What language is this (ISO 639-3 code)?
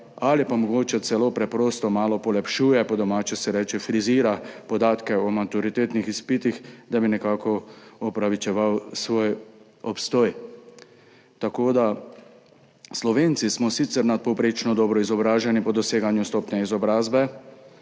slv